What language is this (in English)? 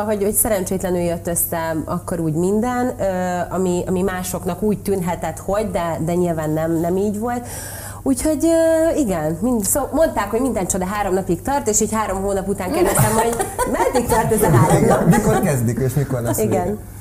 Hungarian